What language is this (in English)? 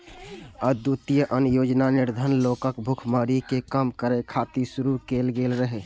Maithili